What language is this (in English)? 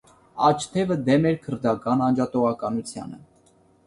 Armenian